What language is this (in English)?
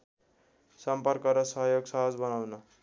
Nepali